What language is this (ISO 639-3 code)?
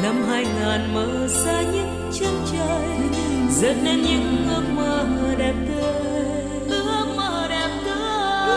vie